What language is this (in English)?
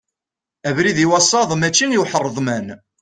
Kabyle